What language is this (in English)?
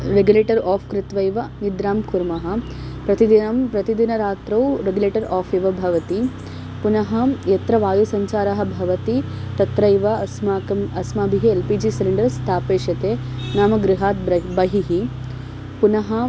Sanskrit